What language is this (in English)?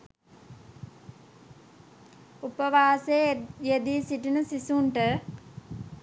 Sinhala